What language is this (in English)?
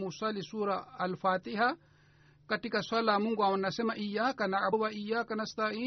Swahili